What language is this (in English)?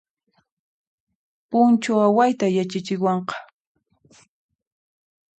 Puno Quechua